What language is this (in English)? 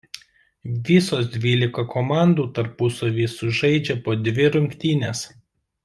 Lithuanian